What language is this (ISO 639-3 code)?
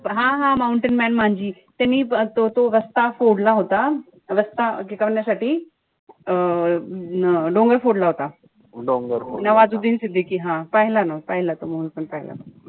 mar